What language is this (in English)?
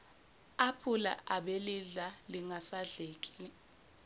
Zulu